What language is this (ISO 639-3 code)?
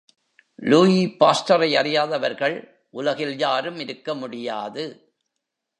tam